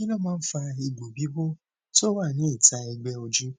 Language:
Yoruba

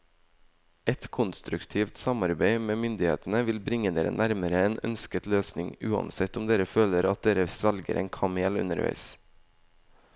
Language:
Norwegian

